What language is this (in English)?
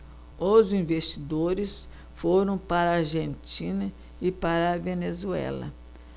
Portuguese